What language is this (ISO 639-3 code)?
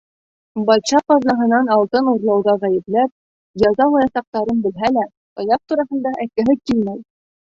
bak